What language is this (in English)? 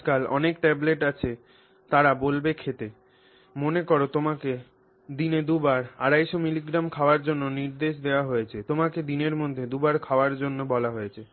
Bangla